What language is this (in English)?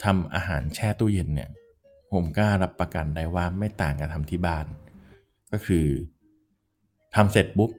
Thai